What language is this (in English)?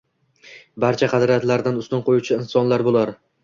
Uzbek